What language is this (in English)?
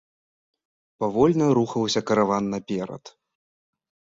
Belarusian